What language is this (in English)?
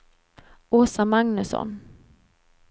Swedish